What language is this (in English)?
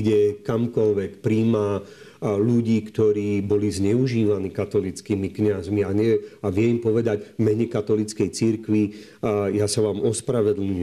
Slovak